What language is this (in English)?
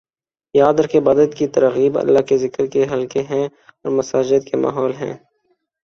Urdu